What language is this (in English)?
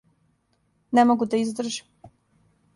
Serbian